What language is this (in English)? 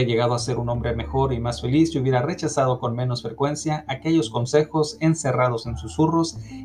Spanish